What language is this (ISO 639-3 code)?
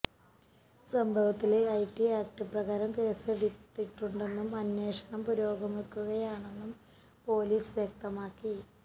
mal